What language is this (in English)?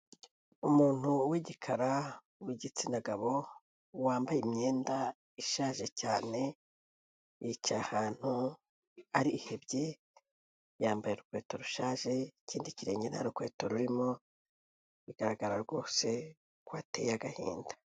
Kinyarwanda